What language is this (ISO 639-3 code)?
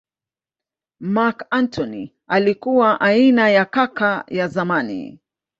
swa